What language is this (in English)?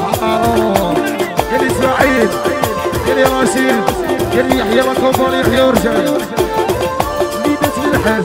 Arabic